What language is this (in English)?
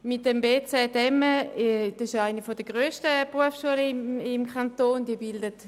Swiss German